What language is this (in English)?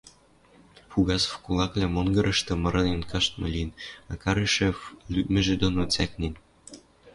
Western Mari